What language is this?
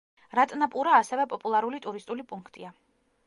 Georgian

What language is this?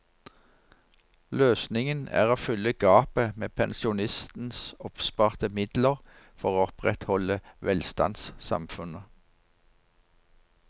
Norwegian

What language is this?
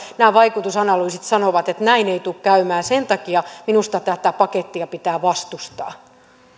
Finnish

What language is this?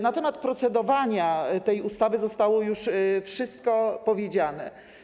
Polish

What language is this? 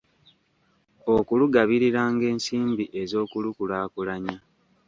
Ganda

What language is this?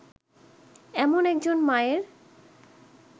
Bangla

